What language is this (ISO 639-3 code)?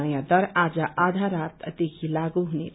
nep